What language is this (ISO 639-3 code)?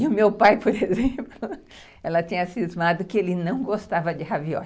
por